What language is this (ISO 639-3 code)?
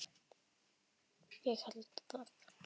isl